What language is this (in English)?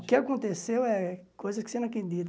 Portuguese